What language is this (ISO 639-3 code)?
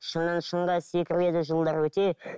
kaz